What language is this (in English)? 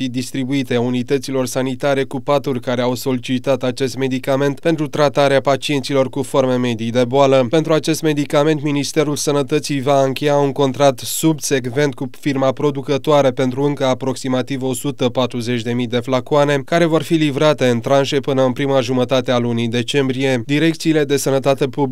Romanian